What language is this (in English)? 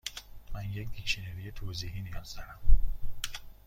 Persian